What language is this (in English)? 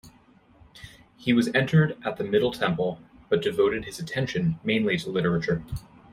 English